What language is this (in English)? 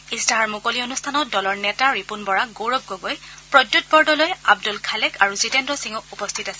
Assamese